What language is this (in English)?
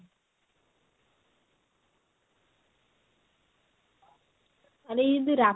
Odia